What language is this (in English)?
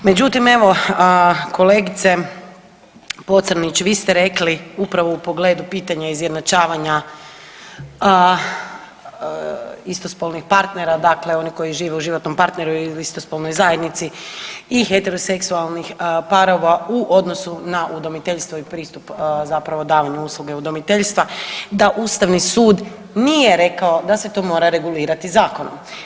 Croatian